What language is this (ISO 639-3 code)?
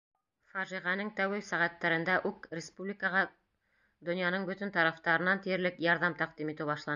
bak